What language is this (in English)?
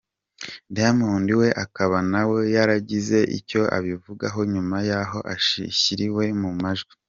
Kinyarwanda